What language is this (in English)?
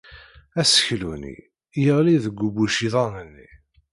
Kabyle